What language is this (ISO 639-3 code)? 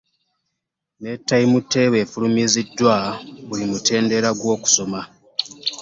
lug